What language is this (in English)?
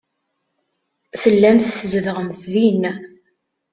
Kabyle